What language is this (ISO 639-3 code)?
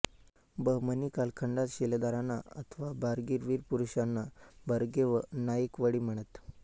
mar